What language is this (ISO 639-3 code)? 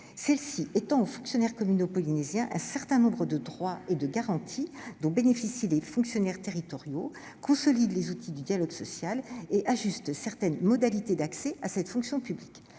fra